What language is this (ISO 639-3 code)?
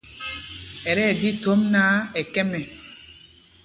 mgg